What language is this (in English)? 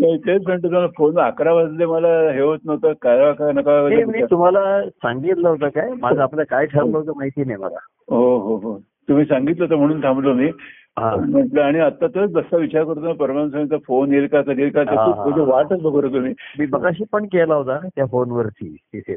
Marathi